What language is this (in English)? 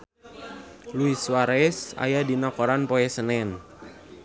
Sundanese